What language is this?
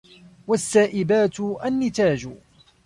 Arabic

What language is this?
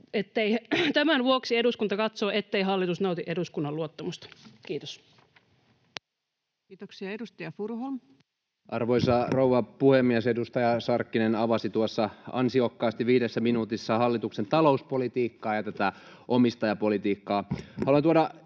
Finnish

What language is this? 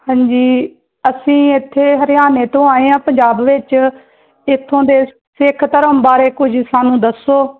Punjabi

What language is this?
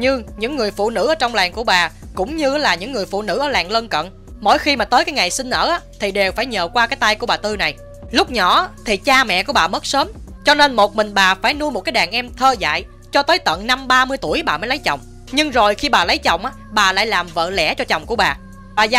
Vietnamese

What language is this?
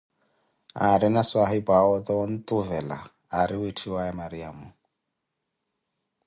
Koti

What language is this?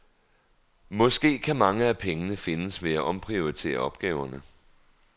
Danish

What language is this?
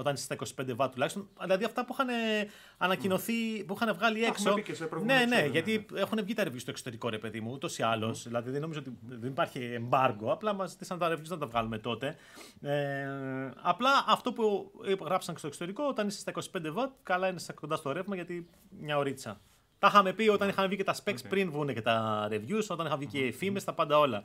Greek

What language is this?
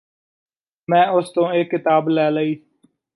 Punjabi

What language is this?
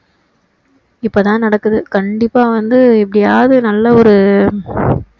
Tamil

